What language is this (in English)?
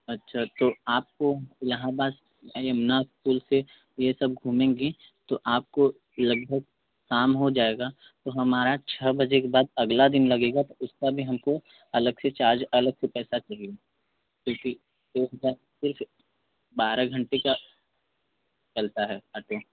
Hindi